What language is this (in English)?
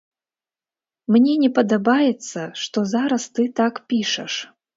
Belarusian